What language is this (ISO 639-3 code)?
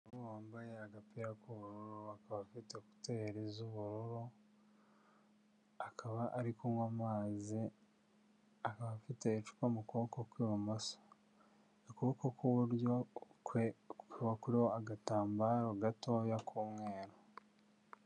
kin